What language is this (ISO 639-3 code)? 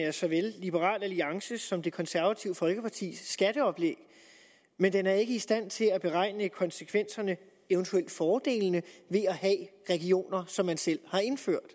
dan